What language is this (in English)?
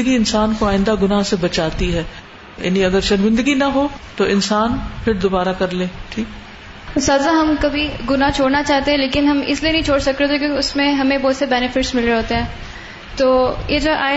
Urdu